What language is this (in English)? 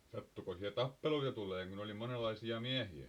Finnish